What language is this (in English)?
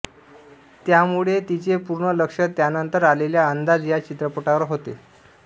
Marathi